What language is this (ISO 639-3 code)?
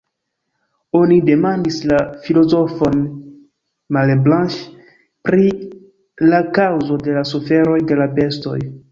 epo